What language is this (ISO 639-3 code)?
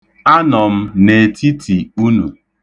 ibo